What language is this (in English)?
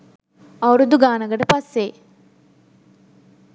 Sinhala